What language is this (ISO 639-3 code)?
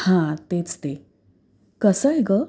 mar